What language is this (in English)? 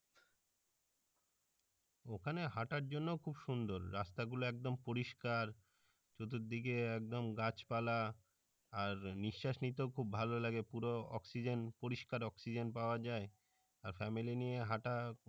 Bangla